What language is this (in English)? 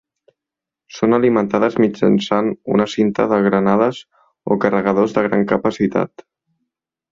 Catalan